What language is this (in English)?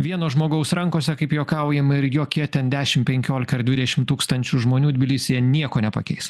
Lithuanian